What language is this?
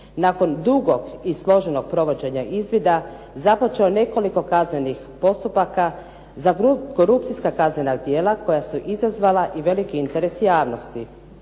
Croatian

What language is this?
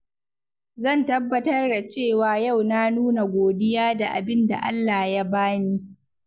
Hausa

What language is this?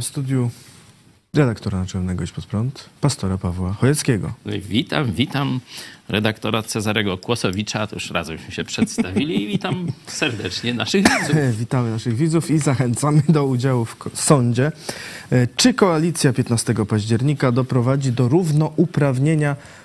Polish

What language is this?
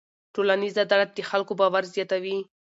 Pashto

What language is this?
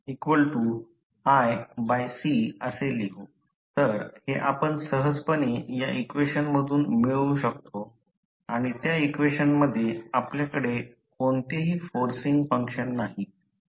Marathi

